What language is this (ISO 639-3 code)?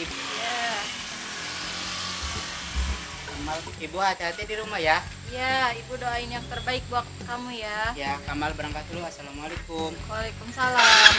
ind